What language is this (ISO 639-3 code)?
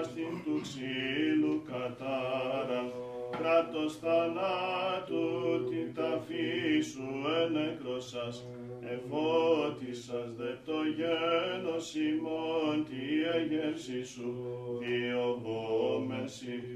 ell